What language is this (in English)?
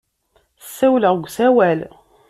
Kabyle